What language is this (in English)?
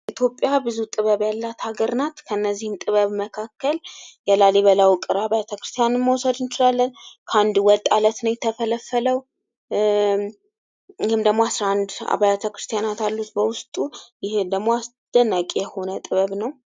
Amharic